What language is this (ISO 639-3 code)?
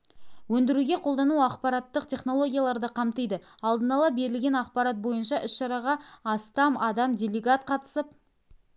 kaz